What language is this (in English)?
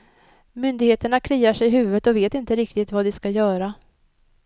Swedish